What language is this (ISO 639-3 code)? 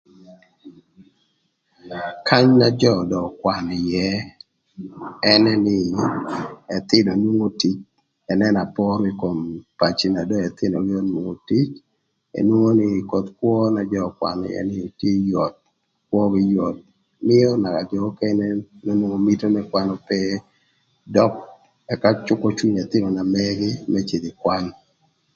lth